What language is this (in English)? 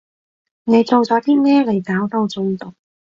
Cantonese